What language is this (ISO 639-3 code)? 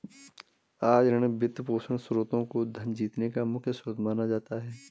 hin